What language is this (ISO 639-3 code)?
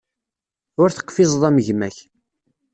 kab